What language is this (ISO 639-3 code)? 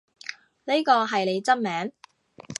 yue